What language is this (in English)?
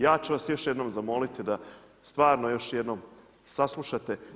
Croatian